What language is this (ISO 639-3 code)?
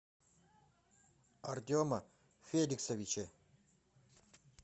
rus